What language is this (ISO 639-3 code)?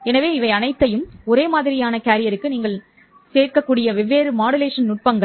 tam